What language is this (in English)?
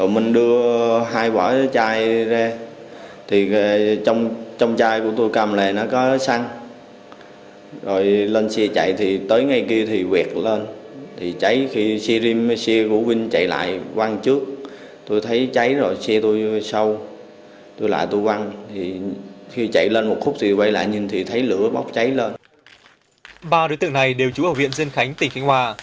Vietnamese